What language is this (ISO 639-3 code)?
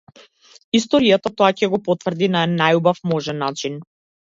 mkd